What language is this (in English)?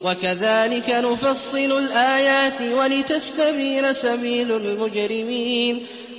Arabic